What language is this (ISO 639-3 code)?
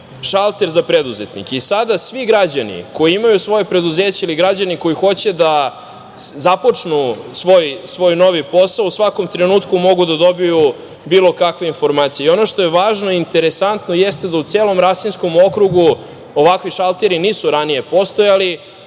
srp